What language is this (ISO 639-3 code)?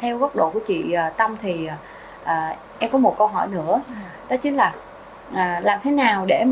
vie